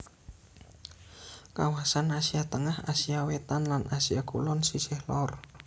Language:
Javanese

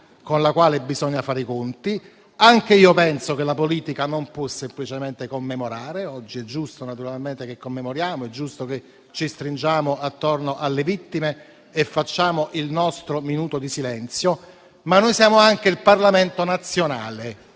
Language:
Italian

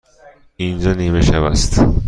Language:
Persian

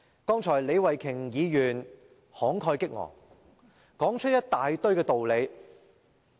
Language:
Cantonese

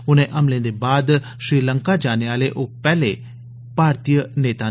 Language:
Dogri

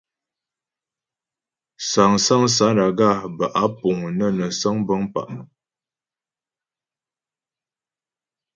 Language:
Ghomala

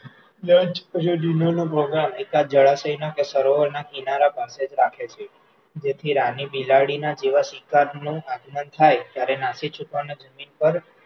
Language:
Gujarati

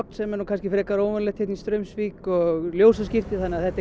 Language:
Icelandic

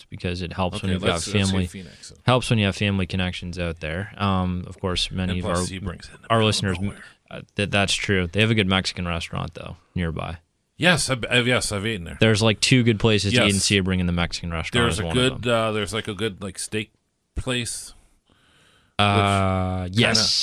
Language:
English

